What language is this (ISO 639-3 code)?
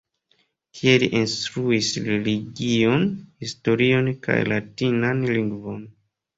epo